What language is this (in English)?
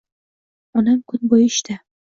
Uzbek